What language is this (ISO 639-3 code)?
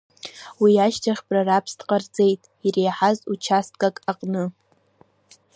abk